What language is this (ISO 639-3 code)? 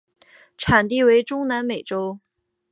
zho